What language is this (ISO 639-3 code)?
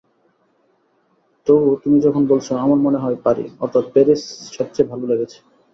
ben